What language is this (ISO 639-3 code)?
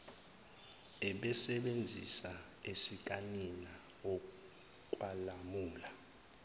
zul